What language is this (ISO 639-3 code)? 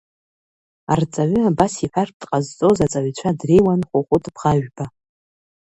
abk